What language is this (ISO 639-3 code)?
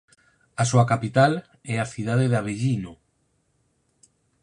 glg